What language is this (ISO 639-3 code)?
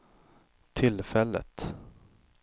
swe